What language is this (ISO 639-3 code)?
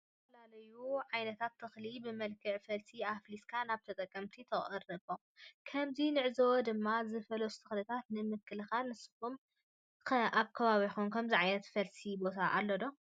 tir